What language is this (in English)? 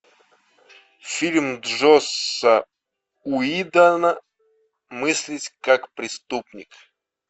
Russian